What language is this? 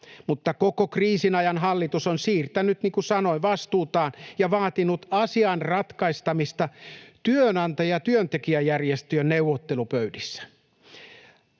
Finnish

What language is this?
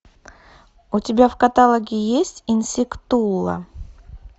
Russian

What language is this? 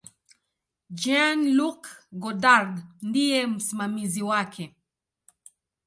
Swahili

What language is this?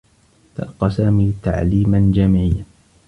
Arabic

